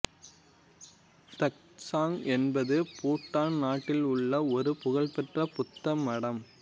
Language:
Tamil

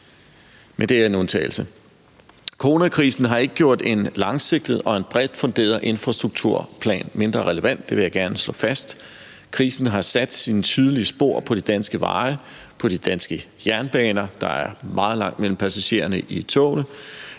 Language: Danish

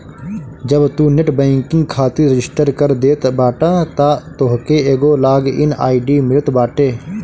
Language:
Bhojpuri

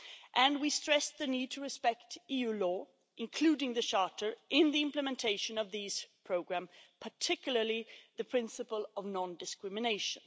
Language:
English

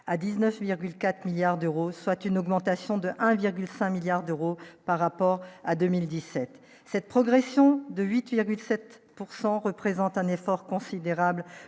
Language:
French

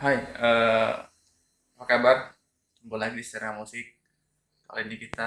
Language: Indonesian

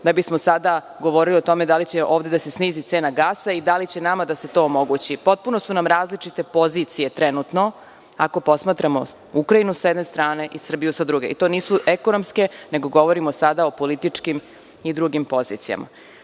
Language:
Serbian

